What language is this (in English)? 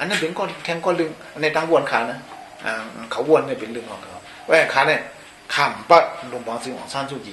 Thai